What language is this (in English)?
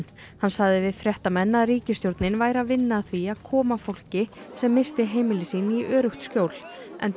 Icelandic